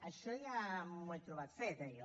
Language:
Catalan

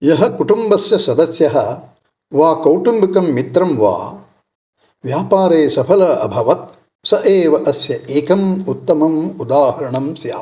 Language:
Sanskrit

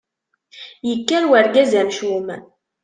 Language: Kabyle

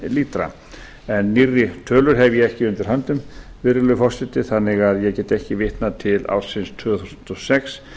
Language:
Icelandic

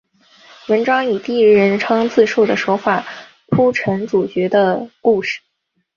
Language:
Chinese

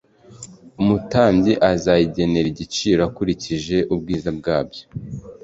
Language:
Kinyarwanda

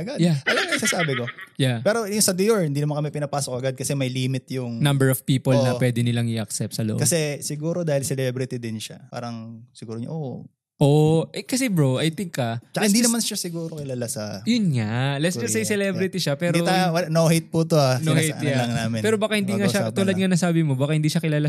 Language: Filipino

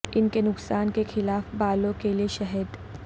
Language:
Urdu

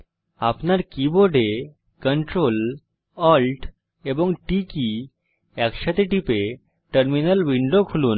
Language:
Bangla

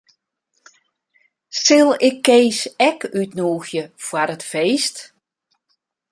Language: Western Frisian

